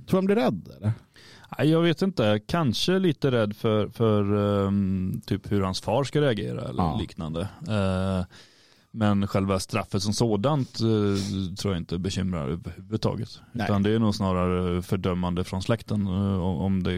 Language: Swedish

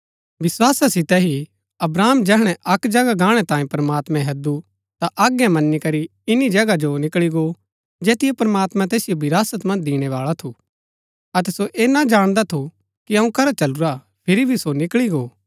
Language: Gaddi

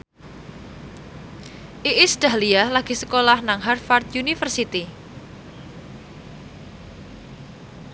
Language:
Javanese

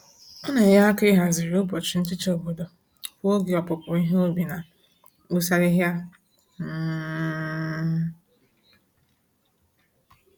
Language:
Igbo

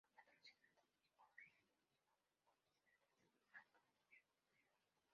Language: Spanish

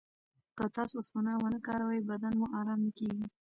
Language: Pashto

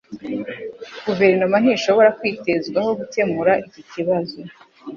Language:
Kinyarwanda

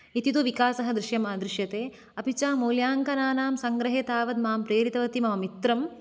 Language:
Sanskrit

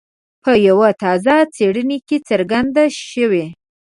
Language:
Pashto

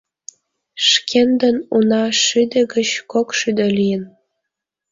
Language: Mari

